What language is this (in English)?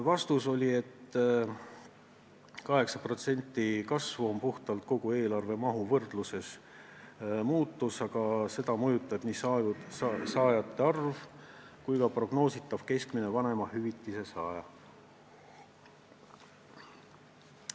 Estonian